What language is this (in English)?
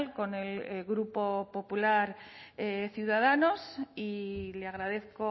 Spanish